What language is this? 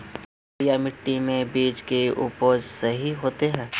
Magahi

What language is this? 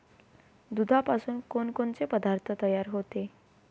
Marathi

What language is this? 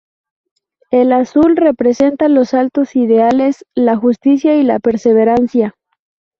Spanish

